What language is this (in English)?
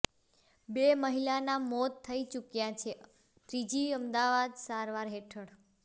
Gujarati